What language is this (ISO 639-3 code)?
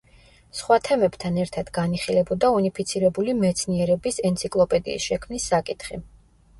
kat